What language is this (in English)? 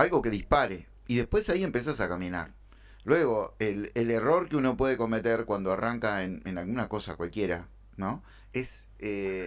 Spanish